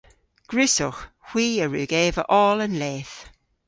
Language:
Cornish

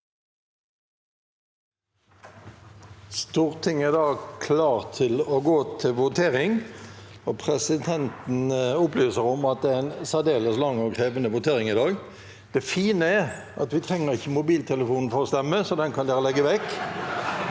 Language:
Norwegian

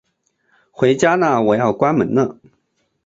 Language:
Chinese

